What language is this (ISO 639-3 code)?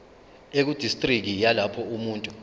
zul